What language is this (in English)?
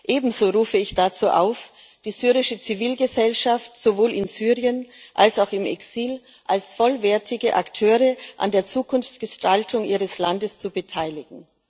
German